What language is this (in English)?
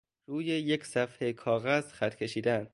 Persian